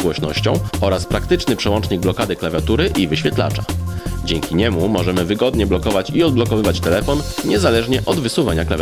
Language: Polish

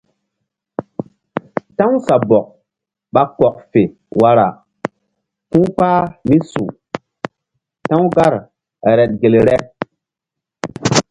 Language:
Mbum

